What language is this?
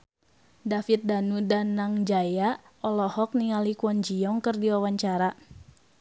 Sundanese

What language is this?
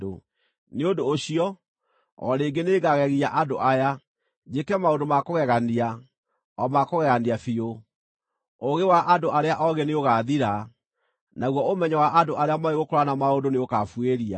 Kikuyu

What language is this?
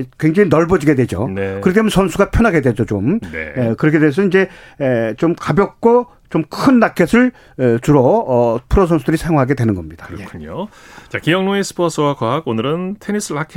Korean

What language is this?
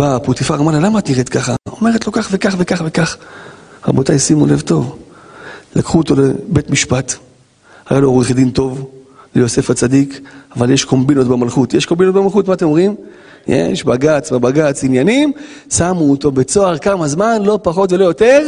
Hebrew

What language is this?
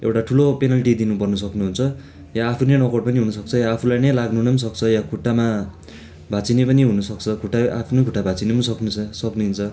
Nepali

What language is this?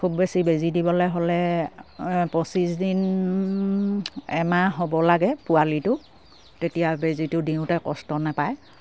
Assamese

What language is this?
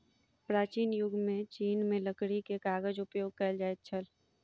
Maithili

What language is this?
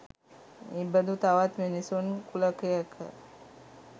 Sinhala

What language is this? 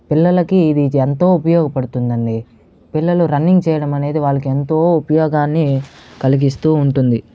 Telugu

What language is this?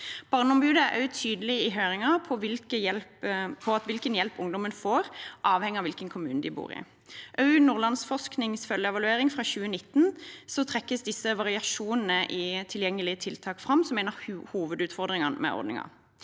Norwegian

